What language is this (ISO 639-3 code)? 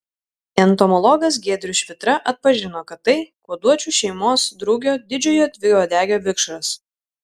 lit